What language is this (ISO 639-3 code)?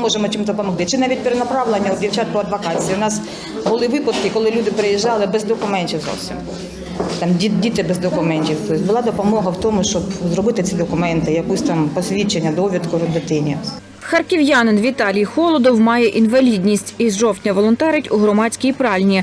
ukr